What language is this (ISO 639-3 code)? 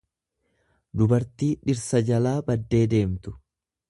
orm